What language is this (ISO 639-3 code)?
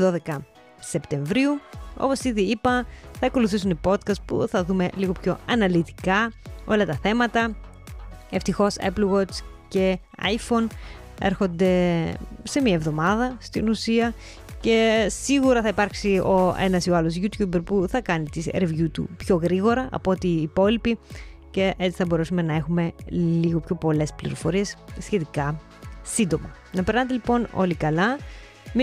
ell